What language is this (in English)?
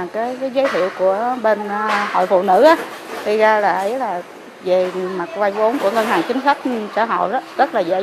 Vietnamese